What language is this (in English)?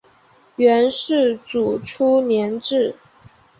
Chinese